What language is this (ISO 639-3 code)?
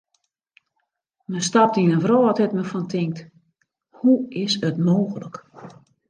fry